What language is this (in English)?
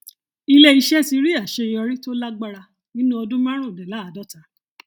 Yoruba